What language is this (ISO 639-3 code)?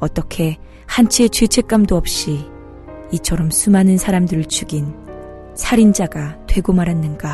kor